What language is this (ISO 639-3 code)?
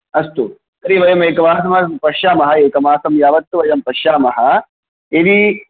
san